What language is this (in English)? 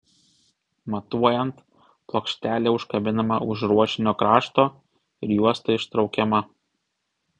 Lithuanian